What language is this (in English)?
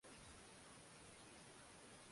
Swahili